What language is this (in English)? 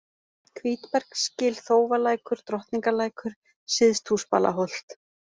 Icelandic